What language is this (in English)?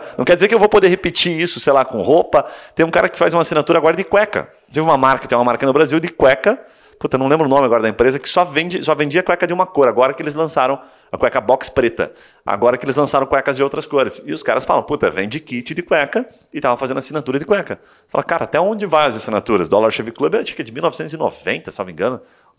Portuguese